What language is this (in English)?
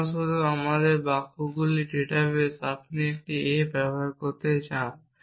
Bangla